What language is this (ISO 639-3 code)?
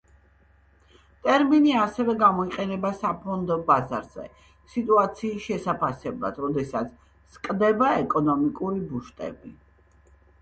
kat